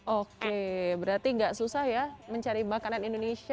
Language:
Indonesian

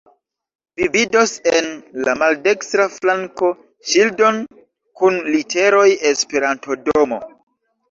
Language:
Esperanto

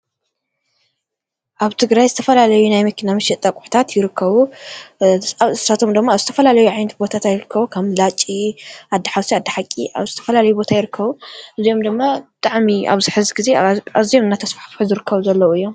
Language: Tigrinya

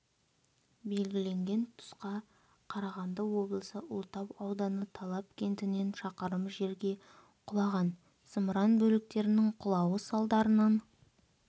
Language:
Kazakh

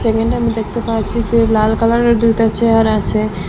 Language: Bangla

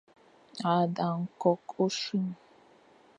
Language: Fang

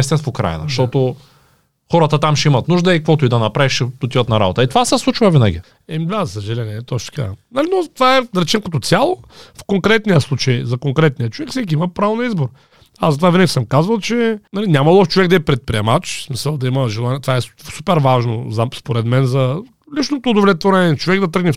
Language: Bulgarian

